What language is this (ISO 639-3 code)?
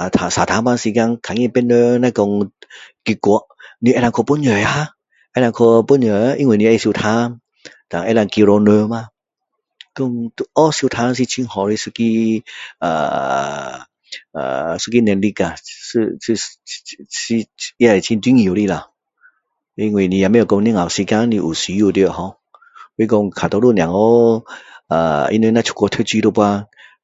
cdo